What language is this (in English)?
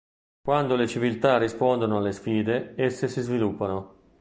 Italian